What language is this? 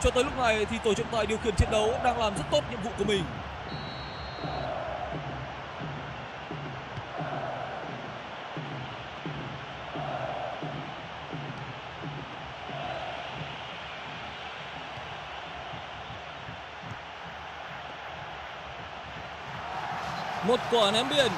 Vietnamese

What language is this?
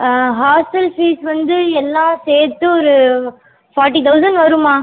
Tamil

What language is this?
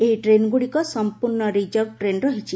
Odia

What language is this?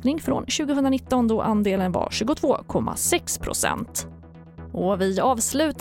Swedish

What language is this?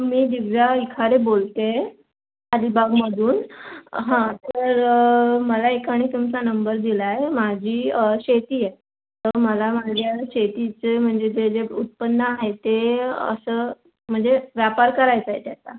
Marathi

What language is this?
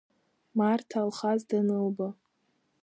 Abkhazian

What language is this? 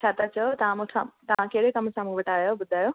Sindhi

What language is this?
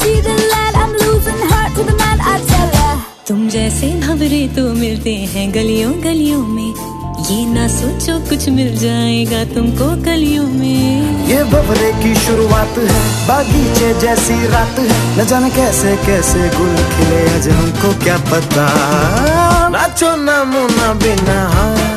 Persian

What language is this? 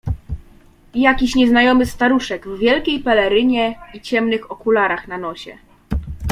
Polish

